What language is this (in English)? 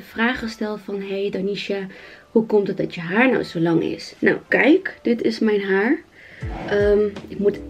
Dutch